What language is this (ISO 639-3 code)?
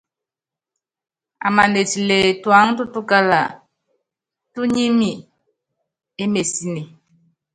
yav